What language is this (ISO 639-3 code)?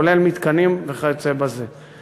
heb